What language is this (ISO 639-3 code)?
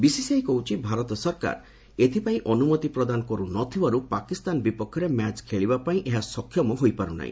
ori